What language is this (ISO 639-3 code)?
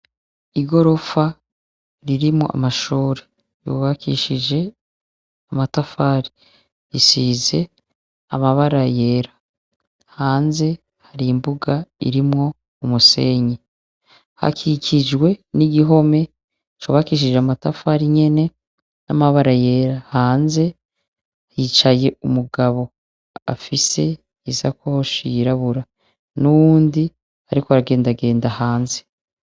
run